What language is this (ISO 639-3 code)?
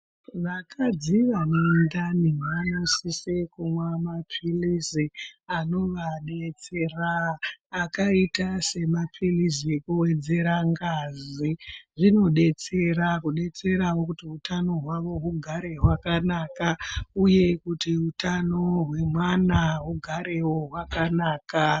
ndc